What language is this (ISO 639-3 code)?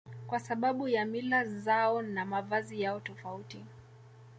swa